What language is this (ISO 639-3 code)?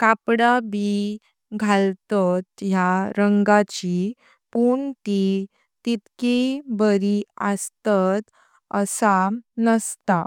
kok